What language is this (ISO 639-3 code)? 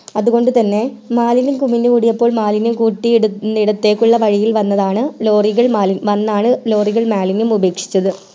mal